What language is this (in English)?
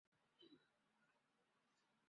Chinese